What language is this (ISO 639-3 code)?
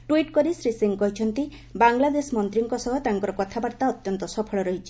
ori